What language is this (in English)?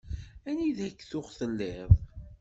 Kabyle